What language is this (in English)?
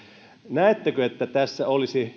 Finnish